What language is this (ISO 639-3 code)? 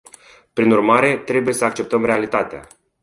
ron